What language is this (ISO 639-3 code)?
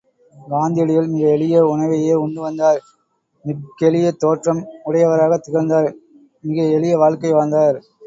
tam